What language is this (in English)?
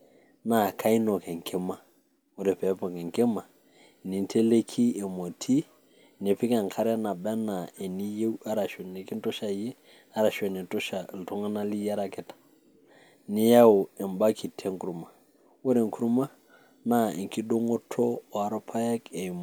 Masai